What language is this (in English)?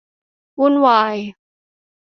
Thai